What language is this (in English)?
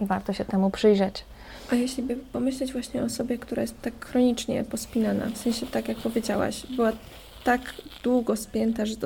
Polish